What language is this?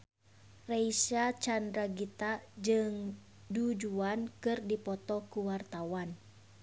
Sundanese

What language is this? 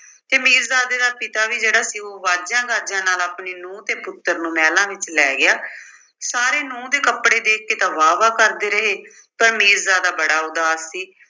Punjabi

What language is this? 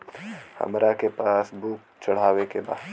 Bhojpuri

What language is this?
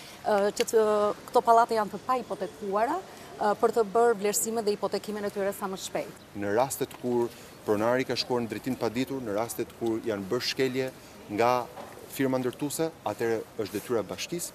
Romanian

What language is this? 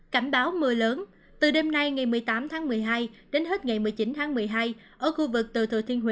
Vietnamese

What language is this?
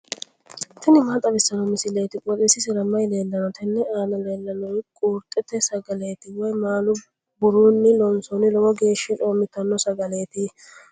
Sidamo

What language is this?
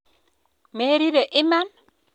Kalenjin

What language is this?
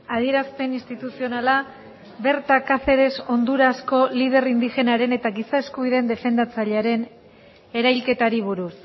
Basque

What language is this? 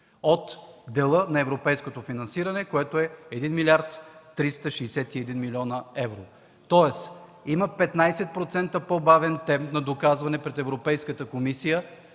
Bulgarian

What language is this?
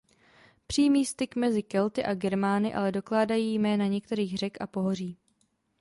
Czech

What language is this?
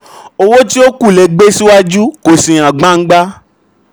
Yoruba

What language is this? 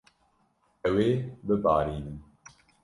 Kurdish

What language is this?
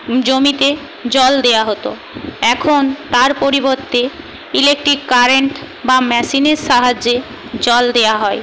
Bangla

